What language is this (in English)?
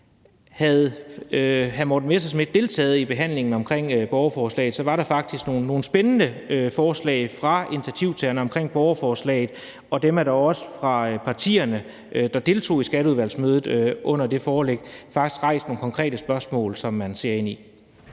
Danish